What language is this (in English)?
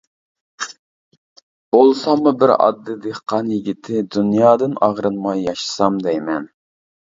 Uyghur